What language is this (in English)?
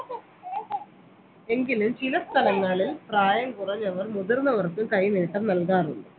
Malayalam